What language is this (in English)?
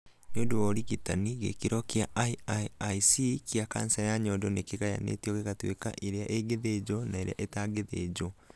Kikuyu